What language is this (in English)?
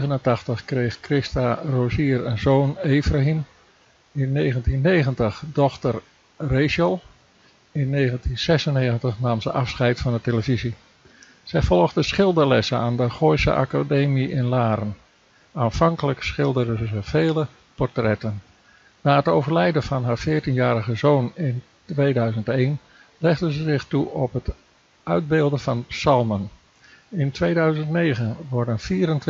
Dutch